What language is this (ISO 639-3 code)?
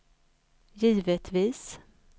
swe